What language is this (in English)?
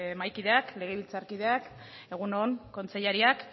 Basque